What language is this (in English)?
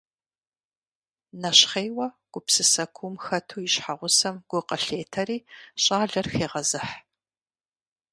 Kabardian